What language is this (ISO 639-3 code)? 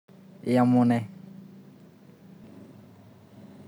kln